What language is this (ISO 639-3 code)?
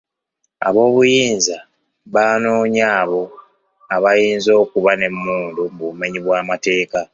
lug